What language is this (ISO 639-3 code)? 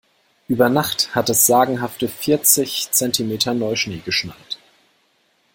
deu